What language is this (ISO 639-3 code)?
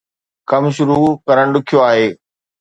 snd